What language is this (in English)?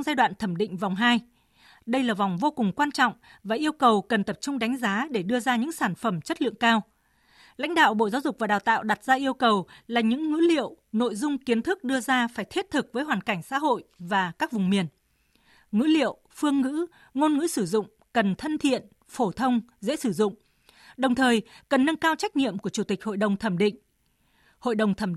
Vietnamese